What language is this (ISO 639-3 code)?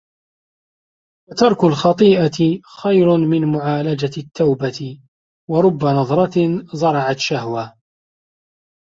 ara